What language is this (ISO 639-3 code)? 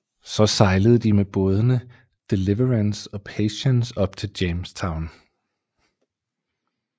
dan